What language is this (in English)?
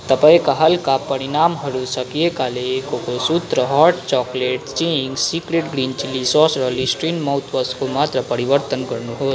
Nepali